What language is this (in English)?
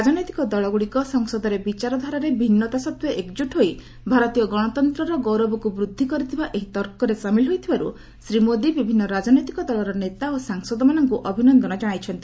Odia